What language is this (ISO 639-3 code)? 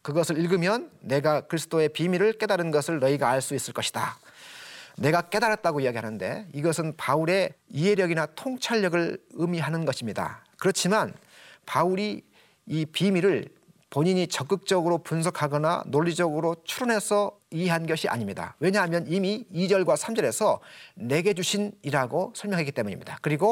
kor